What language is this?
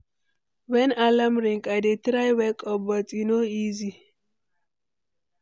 Nigerian Pidgin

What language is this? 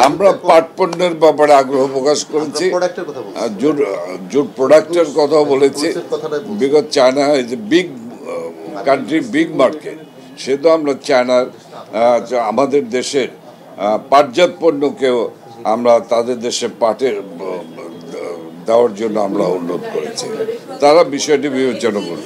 Romanian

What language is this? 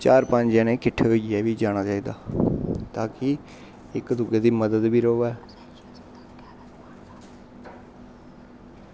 Dogri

